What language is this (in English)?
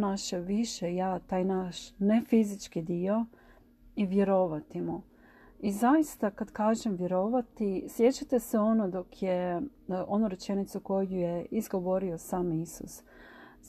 Croatian